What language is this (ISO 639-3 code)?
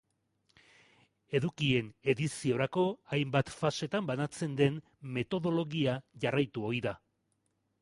eus